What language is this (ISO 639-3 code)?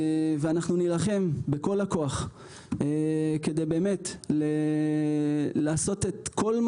heb